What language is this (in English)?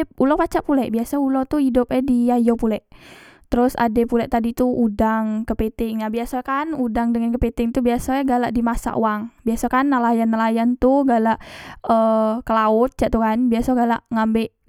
Musi